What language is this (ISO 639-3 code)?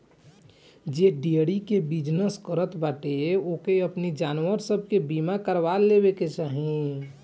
bho